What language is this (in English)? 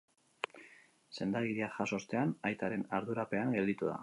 Basque